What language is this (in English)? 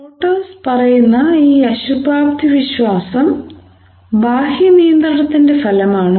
Malayalam